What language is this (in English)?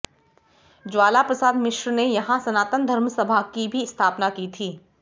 Hindi